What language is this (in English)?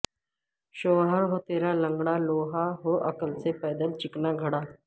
Urdu